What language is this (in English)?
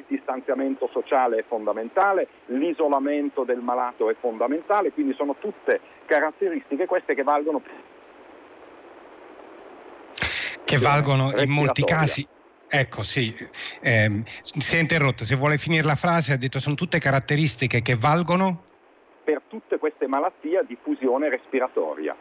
Italian